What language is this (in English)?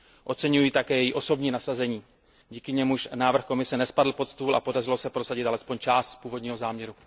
Czech